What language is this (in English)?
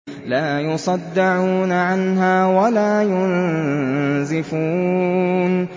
Arabic